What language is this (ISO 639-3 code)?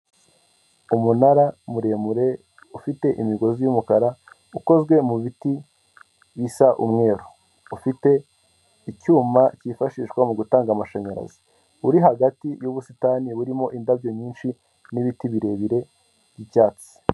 kin